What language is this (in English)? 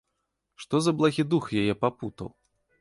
Belarusian